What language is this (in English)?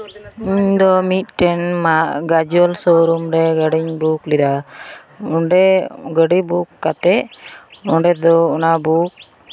Santali